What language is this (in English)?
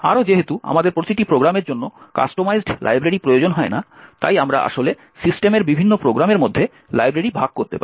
Bangla